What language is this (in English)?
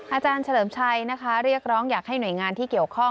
Thai